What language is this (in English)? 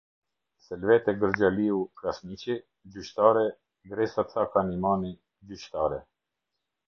Albanian